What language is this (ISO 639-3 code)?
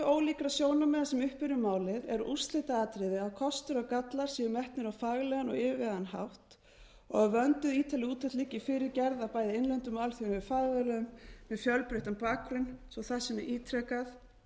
isl